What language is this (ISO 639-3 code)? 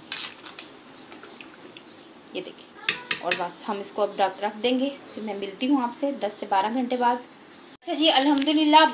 hin